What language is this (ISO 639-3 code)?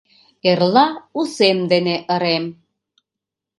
chm